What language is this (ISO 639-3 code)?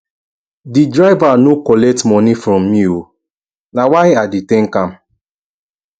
pcm